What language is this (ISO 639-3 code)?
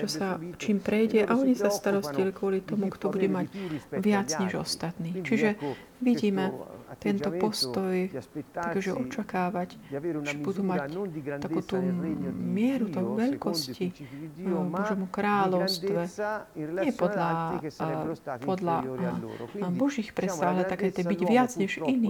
slk